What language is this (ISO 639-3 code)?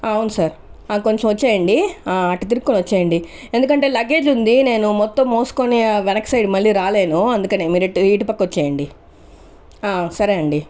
tel